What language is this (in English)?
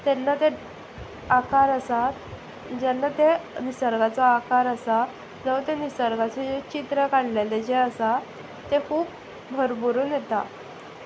Konkani